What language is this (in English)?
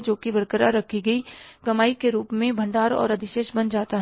Hindi